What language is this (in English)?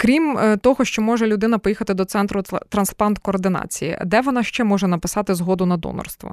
Ukrainian